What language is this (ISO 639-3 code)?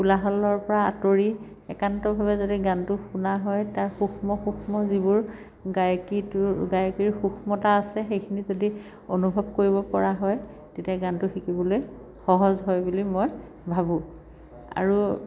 asm